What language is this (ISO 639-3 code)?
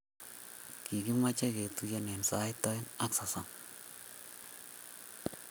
kln